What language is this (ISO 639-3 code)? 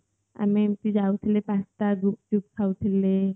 ori